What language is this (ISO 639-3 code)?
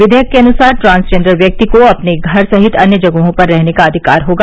hin